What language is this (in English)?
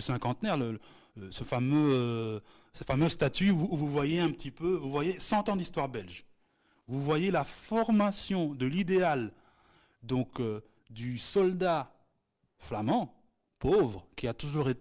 French